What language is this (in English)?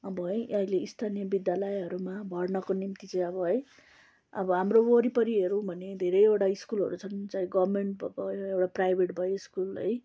Nepali